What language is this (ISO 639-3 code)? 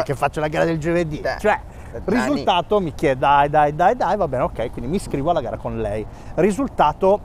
ita